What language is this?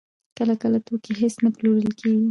Pashto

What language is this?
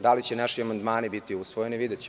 Serbian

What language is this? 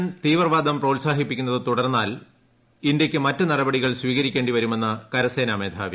Malayalam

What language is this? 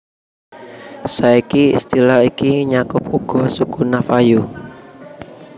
Javanese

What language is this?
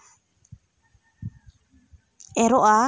Santali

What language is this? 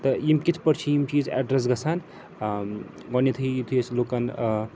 Kashmiri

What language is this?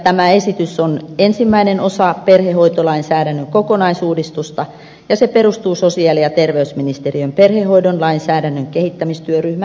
Finnish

